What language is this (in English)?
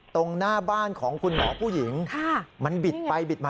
Thai